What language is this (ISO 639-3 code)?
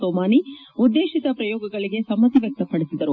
kan